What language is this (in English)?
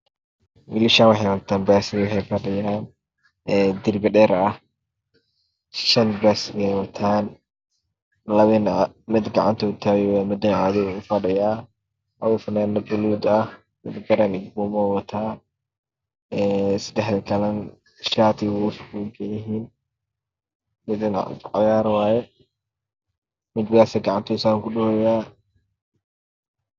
Somali